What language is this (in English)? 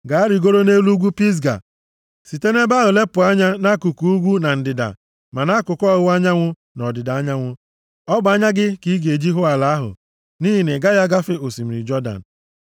Igbo